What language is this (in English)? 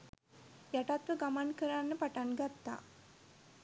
Sinhala